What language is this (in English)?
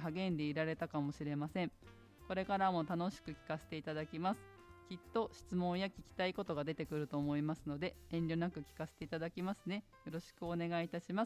Japanese